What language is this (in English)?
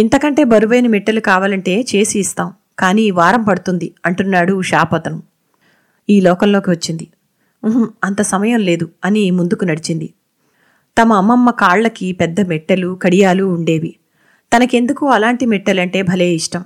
Telugu